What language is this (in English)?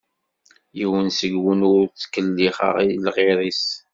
Kabyle